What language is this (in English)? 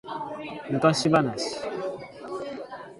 Japanese